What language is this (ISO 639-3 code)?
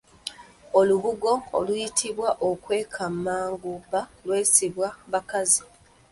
lug